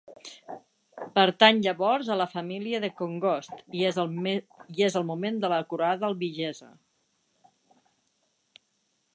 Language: Catalan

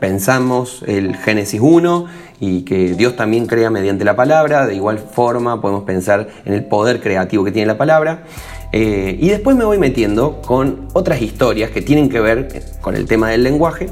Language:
Spanish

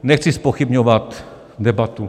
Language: Czech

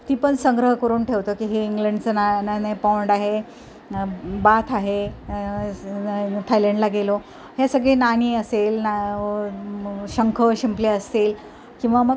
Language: Marathi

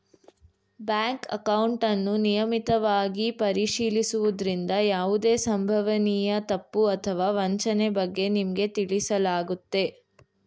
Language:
Kannada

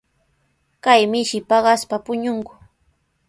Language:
Sihuas Ancash Quechua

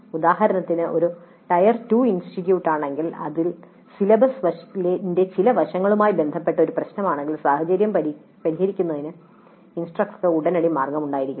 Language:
Malayalam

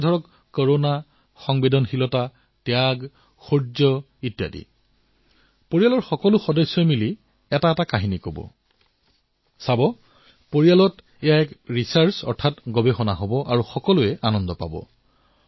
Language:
Assamese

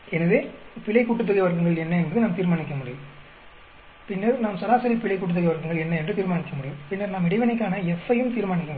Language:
Tamil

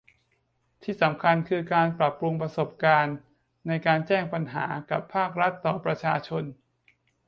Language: Thai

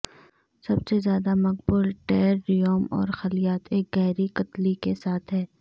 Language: Urdu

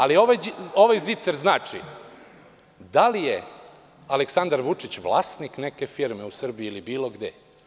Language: Serbian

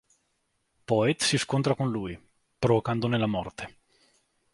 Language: Italian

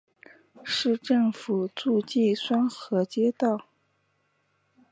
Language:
Chinese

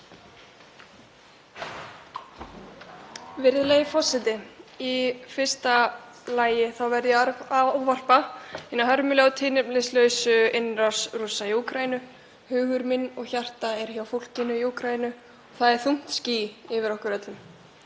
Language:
Icelandic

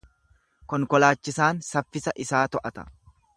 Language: Oromo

